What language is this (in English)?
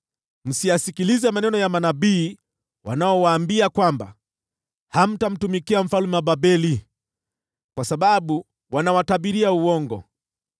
Swahili